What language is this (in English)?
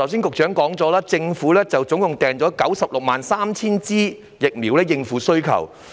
Cantonese